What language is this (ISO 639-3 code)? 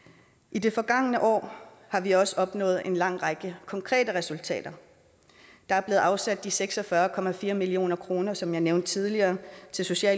dan